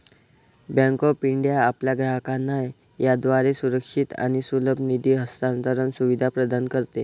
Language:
Marathi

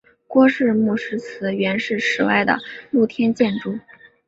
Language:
Chinese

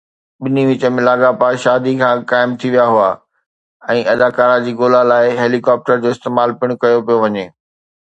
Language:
Sindhi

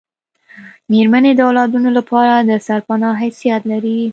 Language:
Pashto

